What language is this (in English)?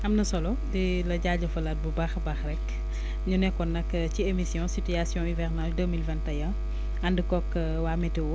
Wolof